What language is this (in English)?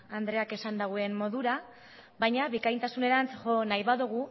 Basque